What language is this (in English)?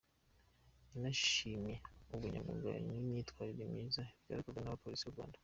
Kinyarwanda